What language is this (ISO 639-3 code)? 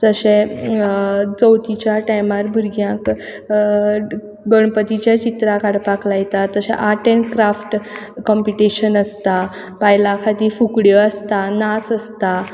kok